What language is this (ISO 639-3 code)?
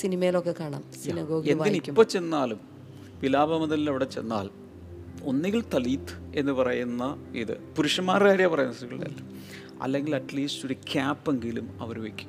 mal